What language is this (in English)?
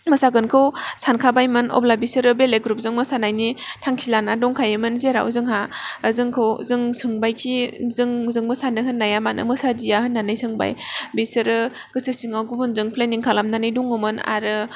Bodo